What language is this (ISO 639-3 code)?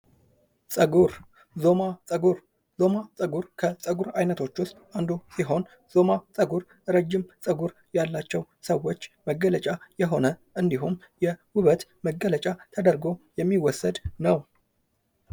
amh